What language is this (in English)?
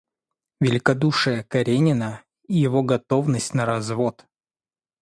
Russian